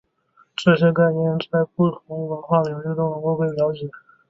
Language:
Chinese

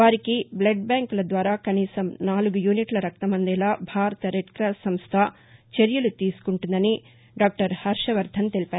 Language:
Telugu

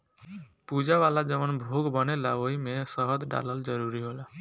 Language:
Bhojpuri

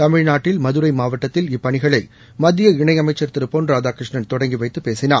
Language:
Tamil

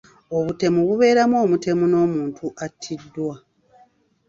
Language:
Ganda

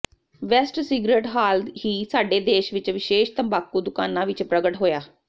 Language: Punjabi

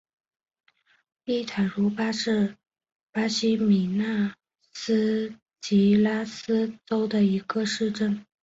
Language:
Chinese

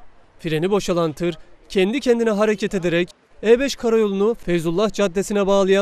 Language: Turkish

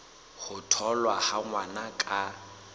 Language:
Southern Sotho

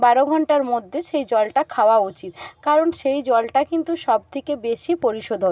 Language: Bangla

